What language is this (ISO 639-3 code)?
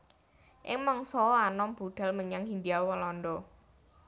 jav